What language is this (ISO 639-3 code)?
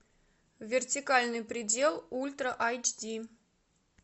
rus